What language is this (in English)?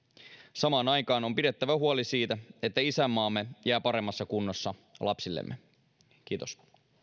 Finnish